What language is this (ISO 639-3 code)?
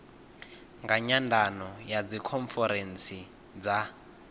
ven